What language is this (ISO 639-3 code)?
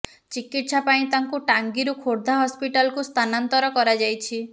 ori